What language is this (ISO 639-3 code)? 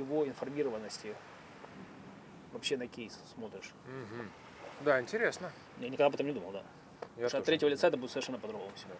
rus